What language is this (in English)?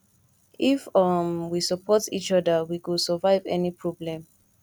Nigerian Pidgin